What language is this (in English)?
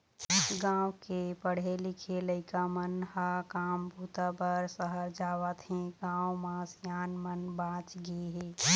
Chhattisgarhi